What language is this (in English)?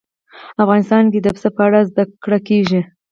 Pashto